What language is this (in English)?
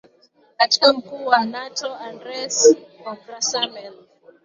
Swahili